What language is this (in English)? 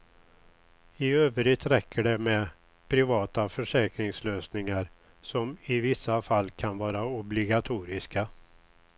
Swedish